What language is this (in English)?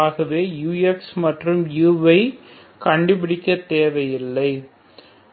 Tamil